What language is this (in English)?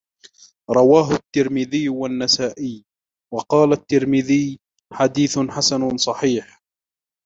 Arabic